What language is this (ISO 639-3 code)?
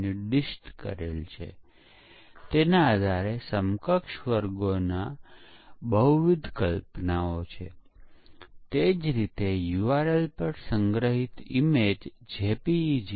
guj